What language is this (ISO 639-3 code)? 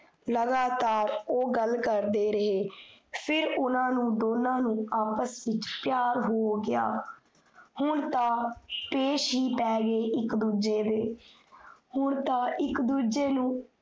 pan